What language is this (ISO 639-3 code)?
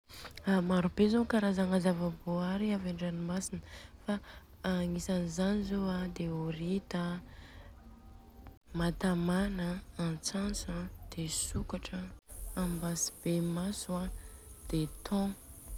bzc